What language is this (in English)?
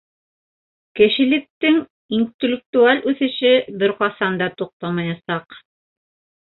Bashkir